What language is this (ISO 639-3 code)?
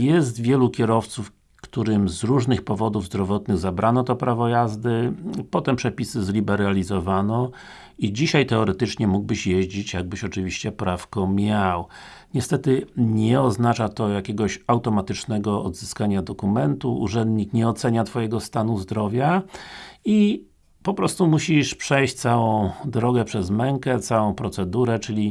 pol